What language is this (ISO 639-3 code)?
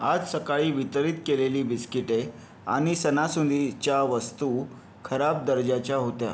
mar